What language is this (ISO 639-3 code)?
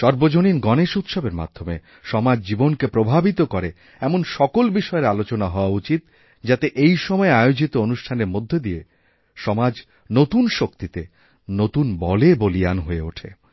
ben